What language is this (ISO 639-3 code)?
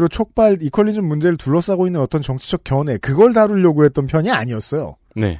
kor